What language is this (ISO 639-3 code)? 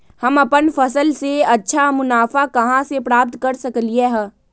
mag